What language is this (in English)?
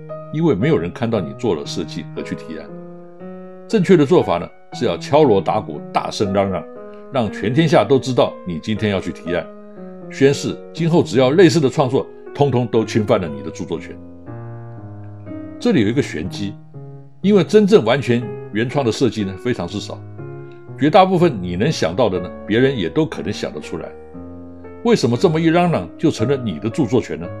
Chinese